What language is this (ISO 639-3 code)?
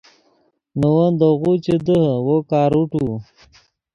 ydg